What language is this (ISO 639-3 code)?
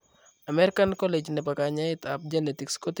kln